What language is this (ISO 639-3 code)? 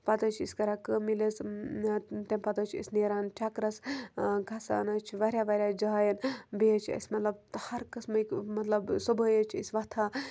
kas